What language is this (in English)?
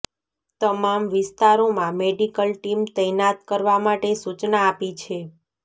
Gujarati